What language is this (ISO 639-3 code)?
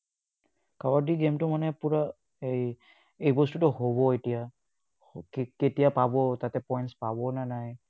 asm